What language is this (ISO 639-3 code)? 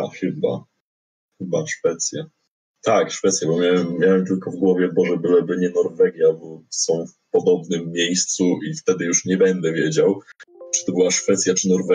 pol